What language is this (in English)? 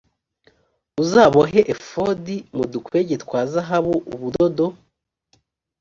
Kinyarwanda